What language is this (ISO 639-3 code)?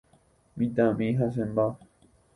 grn